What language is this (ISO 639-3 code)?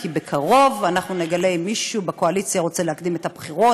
heb